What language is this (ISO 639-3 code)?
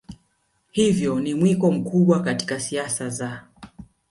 swa